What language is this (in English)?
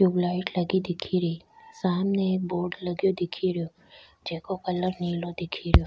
Rajasthani